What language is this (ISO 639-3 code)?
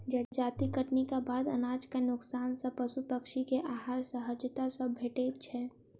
mai